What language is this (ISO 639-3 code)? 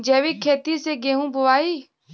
bho